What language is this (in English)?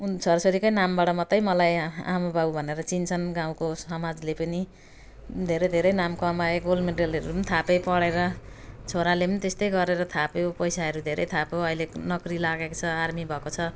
Nepali